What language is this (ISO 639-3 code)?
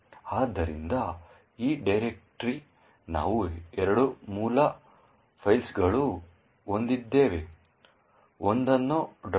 kan